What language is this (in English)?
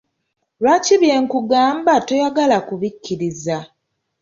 Ganda